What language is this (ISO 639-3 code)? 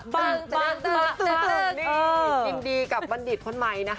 tha